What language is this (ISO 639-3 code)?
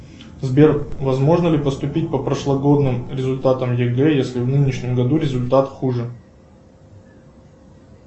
rus